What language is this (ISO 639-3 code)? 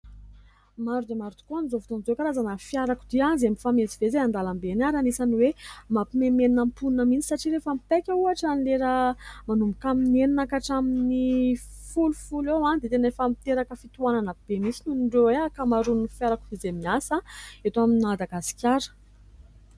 mlg